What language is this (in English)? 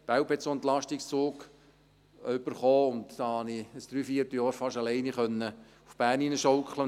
Swiss German